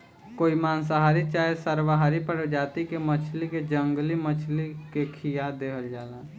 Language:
Bhojpuri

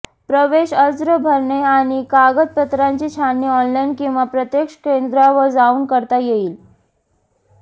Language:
Marathi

